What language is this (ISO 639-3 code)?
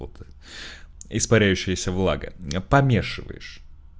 rus